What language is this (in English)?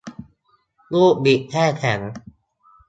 Thai